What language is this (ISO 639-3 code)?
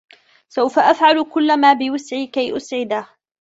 ara